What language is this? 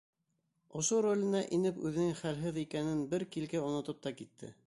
Bashkir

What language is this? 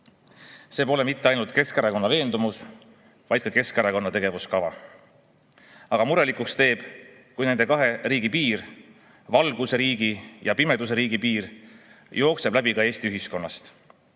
Estonian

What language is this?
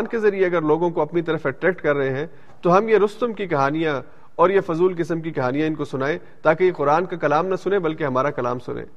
Urdu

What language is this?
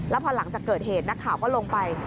Thai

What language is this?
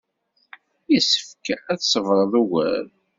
Kabyle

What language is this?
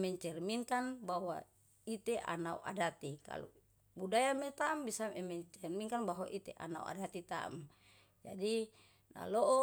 Yalahatan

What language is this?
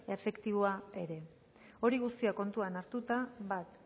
Basque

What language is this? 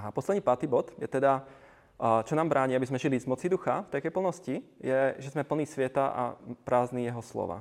Czech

